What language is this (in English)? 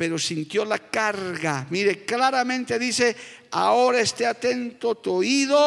Spanish